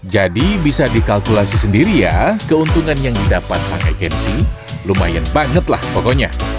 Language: Indonesian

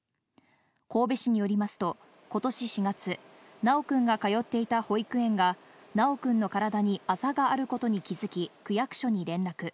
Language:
Japanese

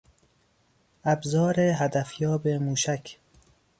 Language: Persian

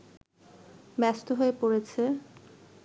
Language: Bangla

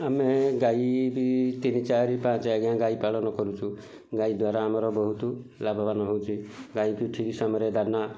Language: Odia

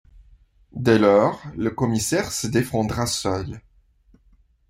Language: French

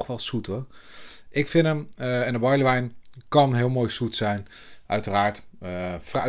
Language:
Dutch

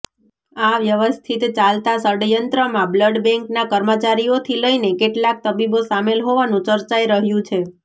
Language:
Gujarati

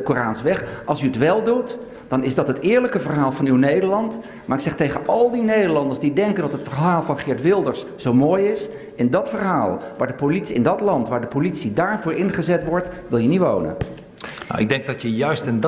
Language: Dutch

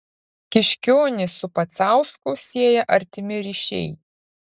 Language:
Lithuanian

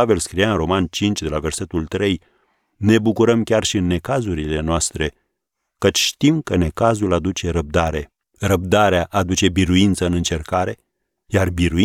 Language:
Romanian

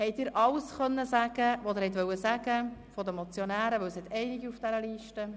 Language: Swiss German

